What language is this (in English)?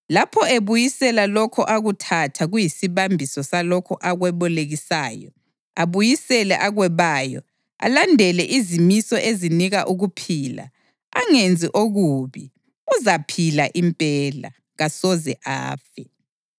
North Ndebele